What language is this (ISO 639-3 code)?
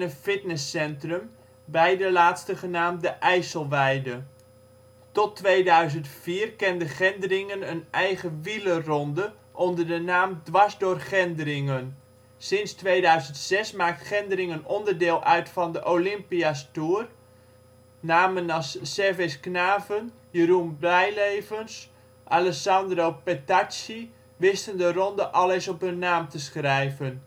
nld